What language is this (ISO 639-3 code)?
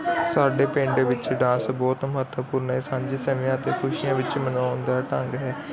pan